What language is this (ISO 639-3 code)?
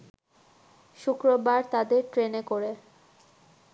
ben